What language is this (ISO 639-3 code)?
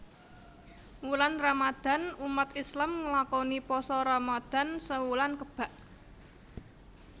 jav